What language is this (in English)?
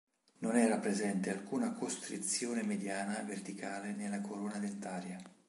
Italian